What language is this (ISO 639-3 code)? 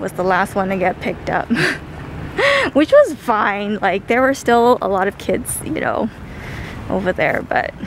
eng